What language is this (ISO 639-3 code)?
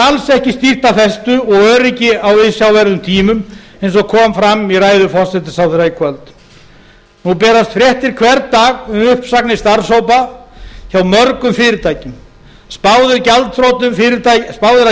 isl